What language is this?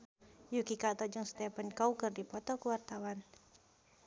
Sundanese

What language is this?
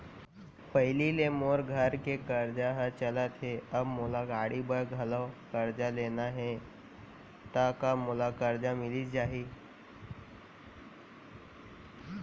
Chhattisgarhi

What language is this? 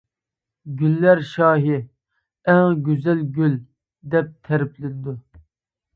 Uyghur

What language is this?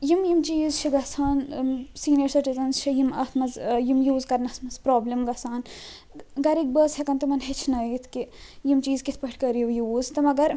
Kashmiri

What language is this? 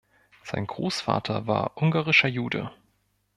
German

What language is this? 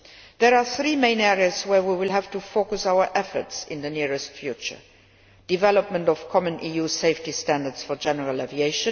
English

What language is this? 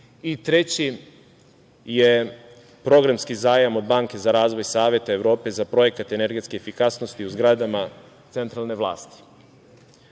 Serbian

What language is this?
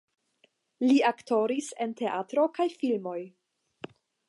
Esperanto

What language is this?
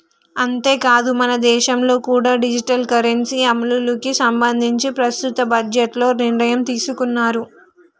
Telugu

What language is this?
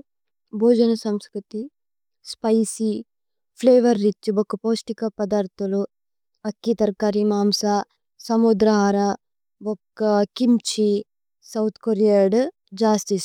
Tulu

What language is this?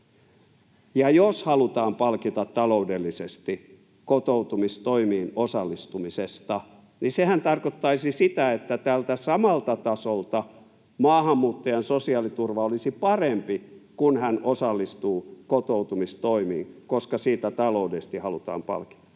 Finnish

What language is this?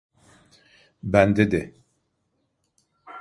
Turkish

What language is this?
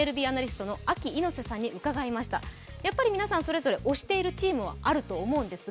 Japanese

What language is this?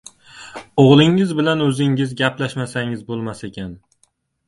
Uzbek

